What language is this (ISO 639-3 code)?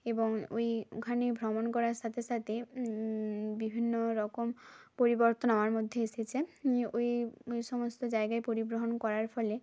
ben